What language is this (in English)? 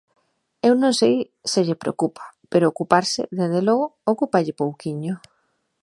Galician